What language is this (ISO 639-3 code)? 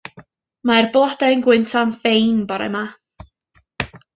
cym